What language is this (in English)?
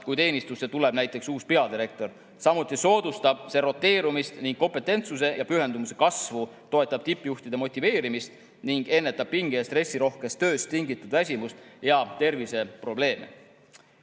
Estonian